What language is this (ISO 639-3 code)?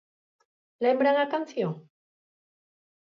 glg